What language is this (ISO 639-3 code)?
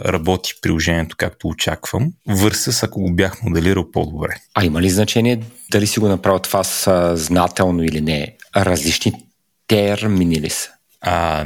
bul